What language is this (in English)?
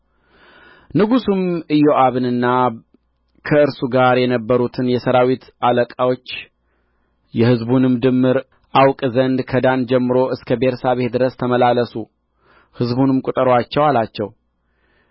Amharic